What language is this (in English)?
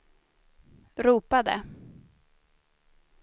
Swedish